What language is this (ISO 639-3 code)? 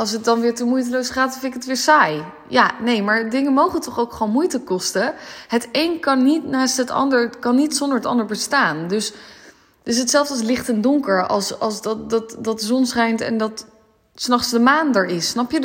nld